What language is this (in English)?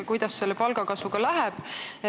Estonian